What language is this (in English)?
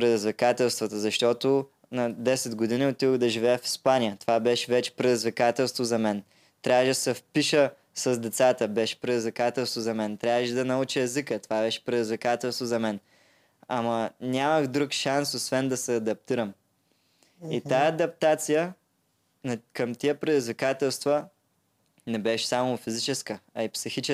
Bulgarian